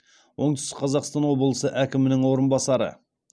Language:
Kazakh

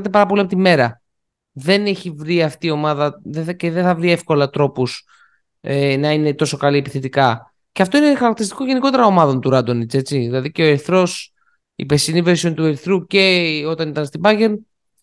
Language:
Greek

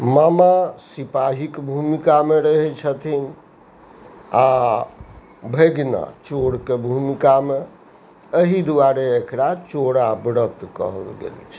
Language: Maithili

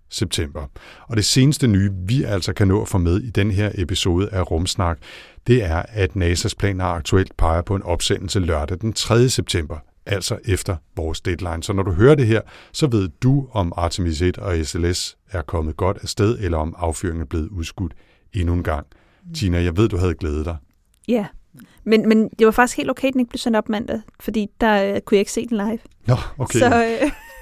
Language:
Danish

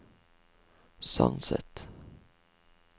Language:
Norwegian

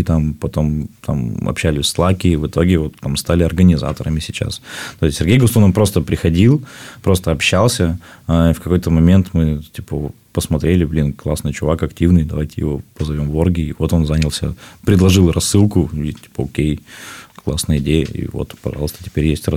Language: Russian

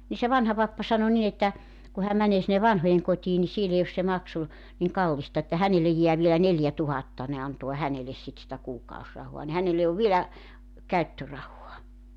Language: Finnish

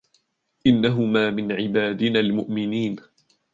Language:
Arabic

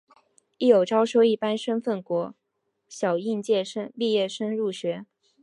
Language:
Chinese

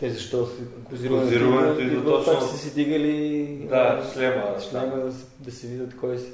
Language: Bulgarian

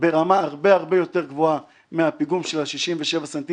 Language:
Hebrew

